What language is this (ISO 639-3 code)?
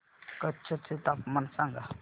mar